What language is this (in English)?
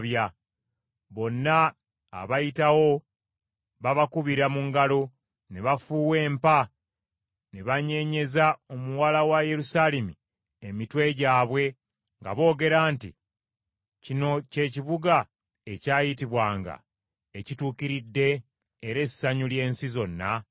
Ganda